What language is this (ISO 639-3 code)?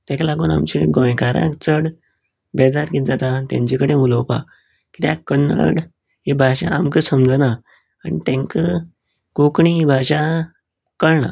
kok